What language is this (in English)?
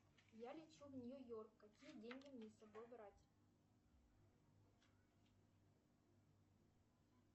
Russian